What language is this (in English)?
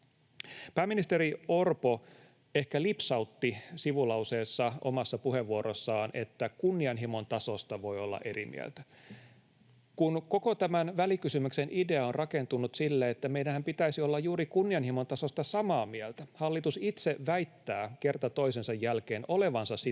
Finnish